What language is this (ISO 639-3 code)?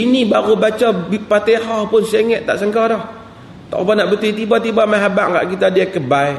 msa